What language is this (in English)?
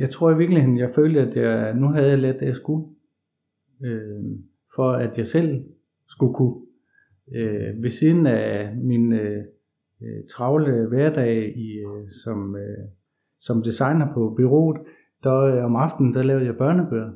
Danish